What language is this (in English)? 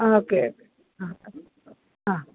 Sanskrit